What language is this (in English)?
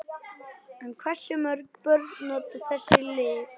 Icelandic